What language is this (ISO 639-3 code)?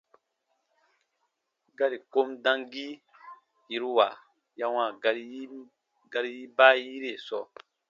bba